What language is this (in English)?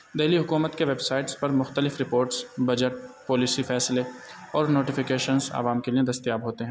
Urdu